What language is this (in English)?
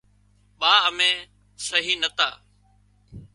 Wadiyara Koli